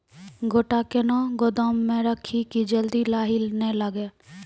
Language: Maithili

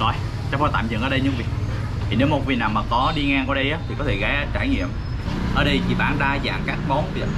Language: Vietnamese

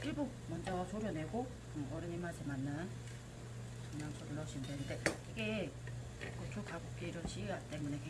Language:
Korean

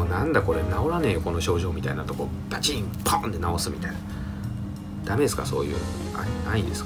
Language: Japanese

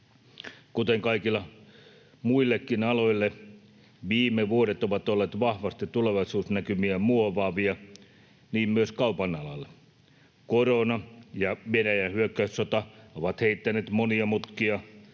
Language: Finnish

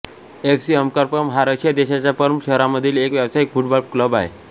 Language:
Marathi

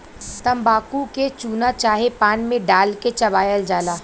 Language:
Bhojpuri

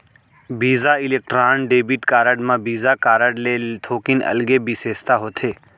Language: Chhattisgarhi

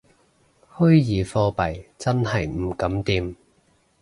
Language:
Cantonese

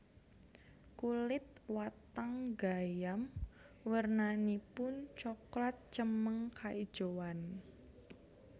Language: Javanese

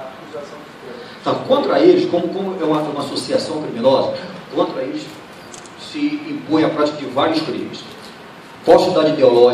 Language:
Portuguese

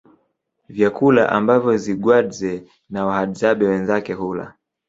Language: Swahili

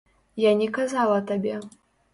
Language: Belarusian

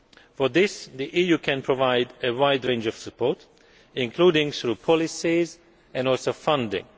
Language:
English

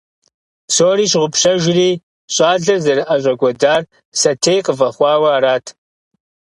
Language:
Kabardian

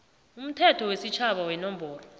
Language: South Ndebele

